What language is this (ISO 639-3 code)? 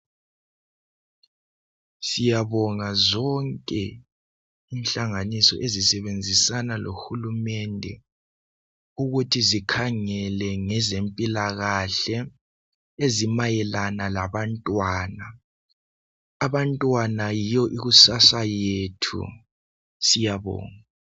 nde